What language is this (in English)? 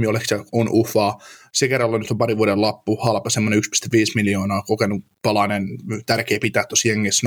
Finnish